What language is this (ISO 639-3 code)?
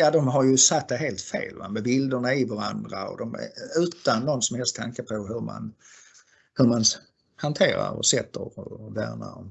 swe